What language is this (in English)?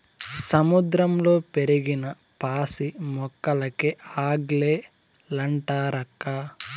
Telugu